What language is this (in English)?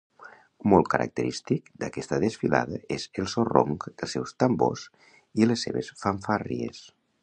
Catalan